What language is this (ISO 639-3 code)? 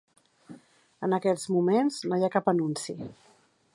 cat